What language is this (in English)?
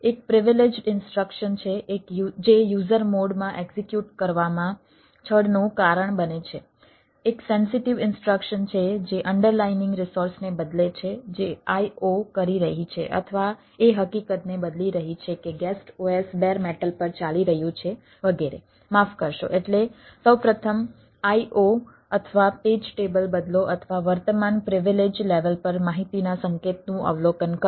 Gujarati